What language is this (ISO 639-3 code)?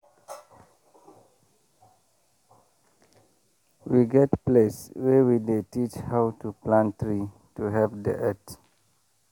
pcm